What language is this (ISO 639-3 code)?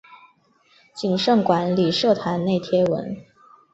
zho